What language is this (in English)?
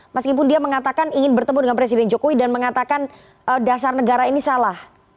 Indonesian